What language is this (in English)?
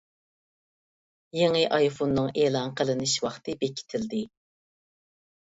Uyghur